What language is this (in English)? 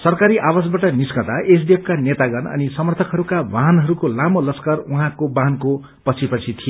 Nepali